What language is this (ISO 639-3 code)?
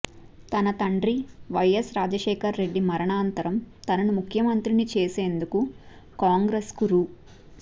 tel